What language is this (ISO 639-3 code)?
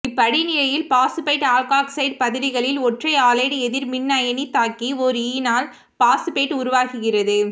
tam